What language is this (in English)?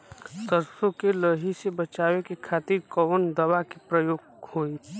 Bhojpuri